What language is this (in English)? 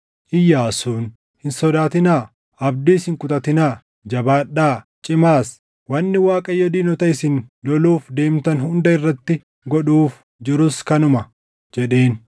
Oromo